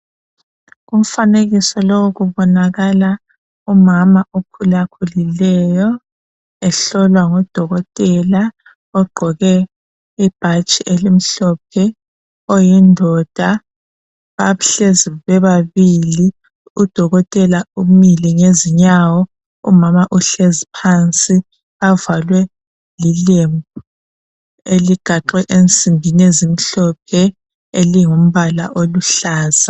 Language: North Ndebele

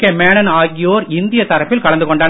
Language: Tamil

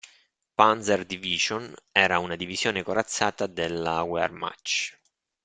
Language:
Italian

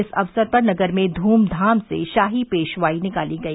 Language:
Hindi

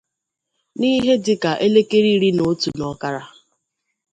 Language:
Igbo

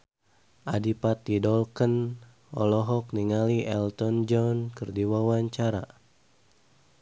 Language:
Sundanese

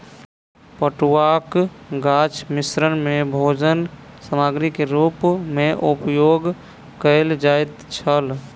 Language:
Maithili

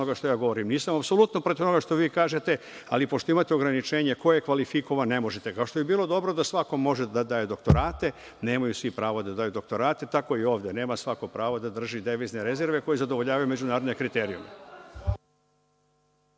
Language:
Serbian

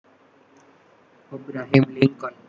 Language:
Gujarati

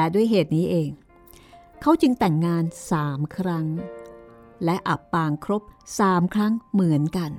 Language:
Thai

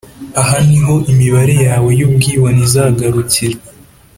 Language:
Kinyarwanda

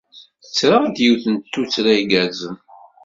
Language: Kabyle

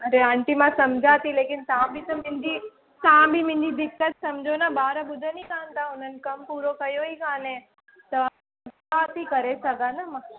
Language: Sindhi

